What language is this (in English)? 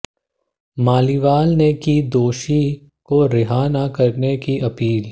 Hindi